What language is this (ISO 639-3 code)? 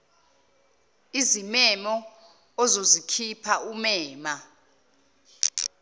zul